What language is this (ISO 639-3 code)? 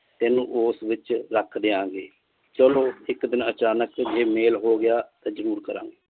pan